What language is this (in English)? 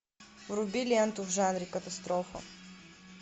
Russian